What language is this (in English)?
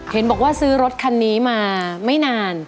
Thai